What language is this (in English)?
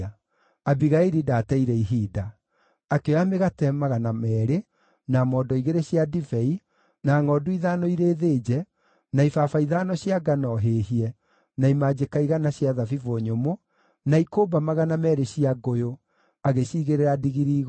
Kikuyu